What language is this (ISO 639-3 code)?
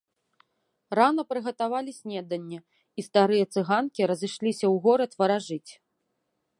bel